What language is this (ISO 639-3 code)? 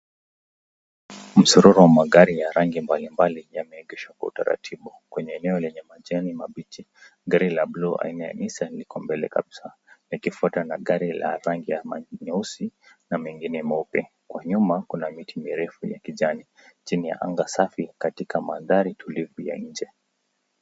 swa